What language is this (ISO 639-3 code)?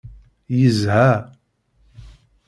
kab